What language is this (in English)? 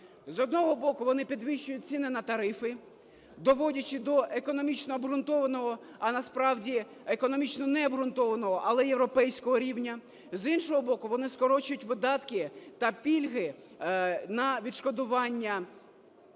Ukrainian